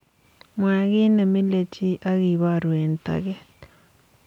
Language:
Kalenjin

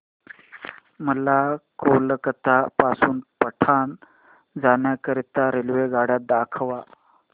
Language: Marathi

